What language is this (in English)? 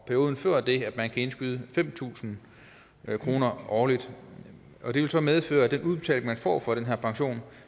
Danish